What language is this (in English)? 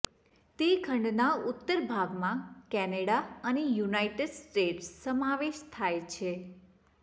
Gujarati